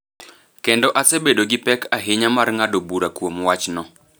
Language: Luo (Kenya and Tanzania)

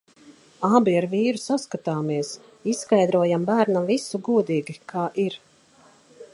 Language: Latvian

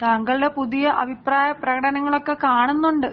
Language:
Malayalam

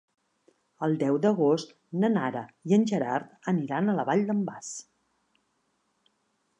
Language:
Catalan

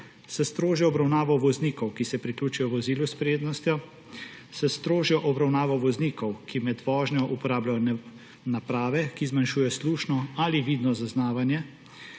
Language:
Slovenian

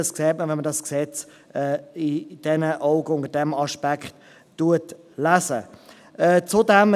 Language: Swiss German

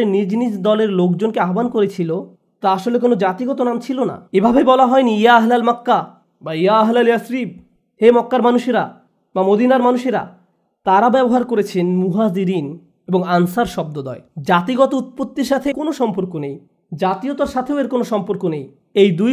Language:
Bangla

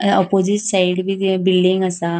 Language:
Konkani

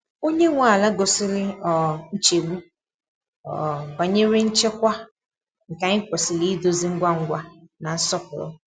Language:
Igbo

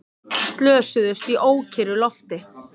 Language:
Icelandic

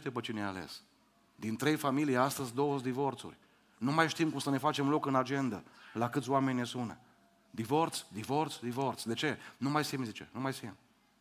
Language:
Romanian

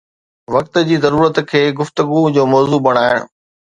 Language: Sindhi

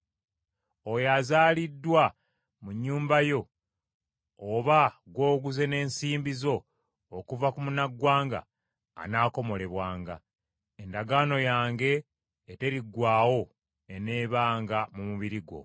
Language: Ganda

